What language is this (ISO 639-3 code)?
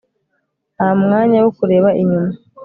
kin